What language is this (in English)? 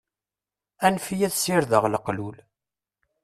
Kabyle